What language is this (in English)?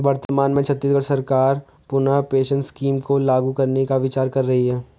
Hindi